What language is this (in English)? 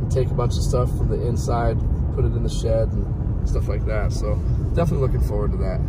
English